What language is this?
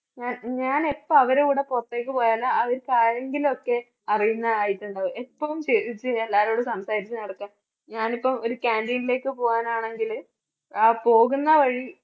Malayalam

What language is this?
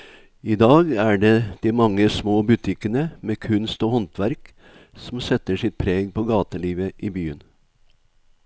Norwegian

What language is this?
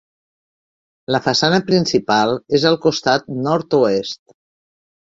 Catalan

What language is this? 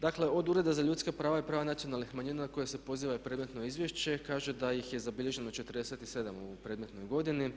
Croatian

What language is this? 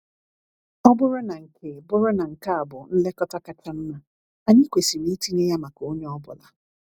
Igbo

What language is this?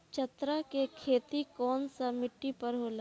Bhojpuri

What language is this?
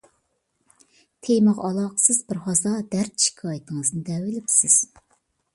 Uyghur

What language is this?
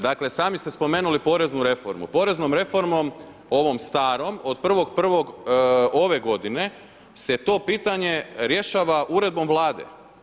Croatian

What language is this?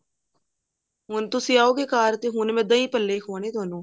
Punjabi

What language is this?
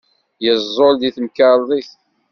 Kabyle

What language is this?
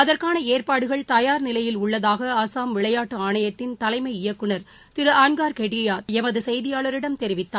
Tamil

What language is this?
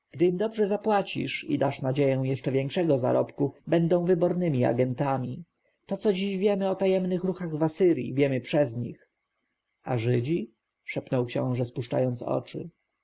Polish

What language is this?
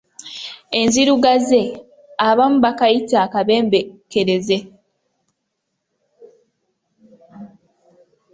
Ganda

